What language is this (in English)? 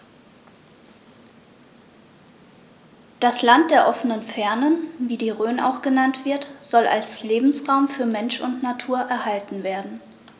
German